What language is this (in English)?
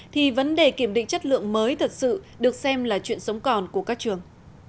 Vietnamese